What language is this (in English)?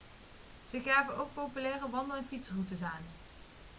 Dutch